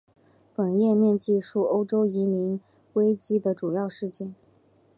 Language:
Chinese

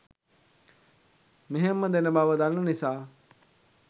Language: Sinhala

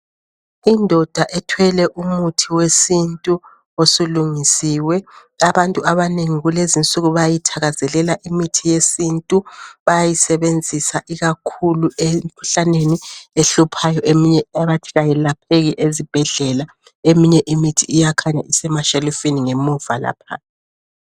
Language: North Ndebele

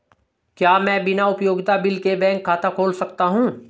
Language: Hindi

